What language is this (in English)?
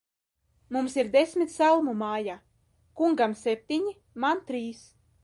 Latvian